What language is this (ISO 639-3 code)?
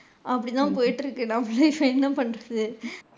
tam